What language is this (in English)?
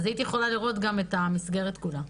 Hebrew